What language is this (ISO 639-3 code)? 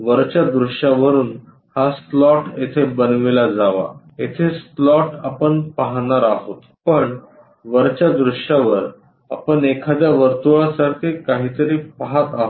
mar